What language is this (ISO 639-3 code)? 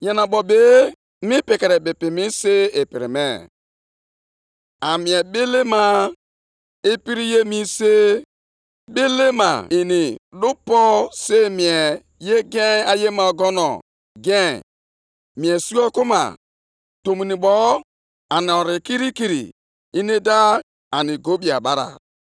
ibo